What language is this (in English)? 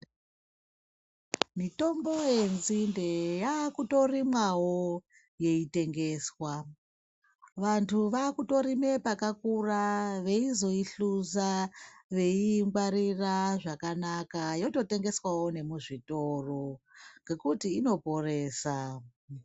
Ndau